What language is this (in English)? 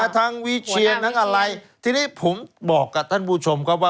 Thai